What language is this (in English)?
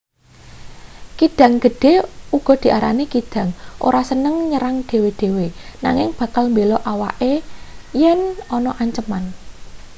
Javanese